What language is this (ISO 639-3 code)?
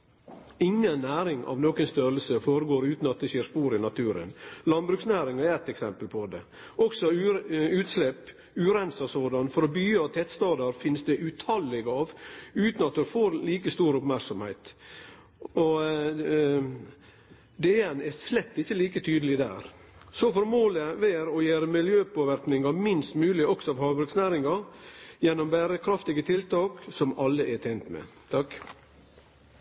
nno